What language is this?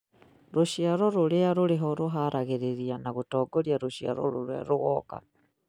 Kikuyu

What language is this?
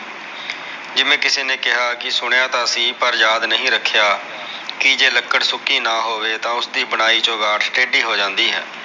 Punjabi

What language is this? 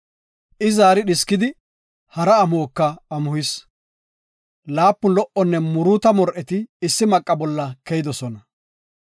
Gofa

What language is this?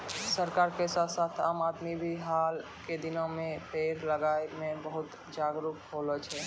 Maithili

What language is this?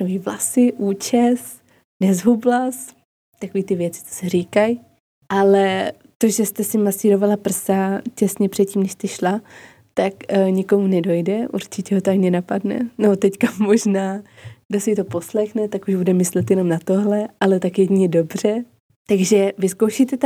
Czech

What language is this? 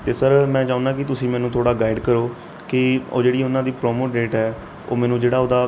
Punjabi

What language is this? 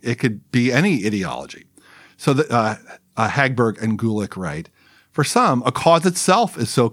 English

